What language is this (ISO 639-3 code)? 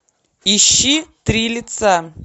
rus